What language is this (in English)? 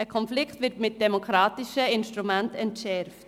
Swiss German